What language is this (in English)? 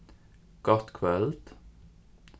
Faroese